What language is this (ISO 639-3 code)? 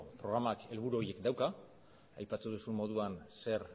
eus